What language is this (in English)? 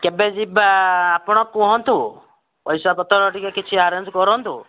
Odia